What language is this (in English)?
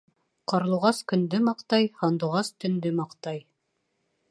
Bashkir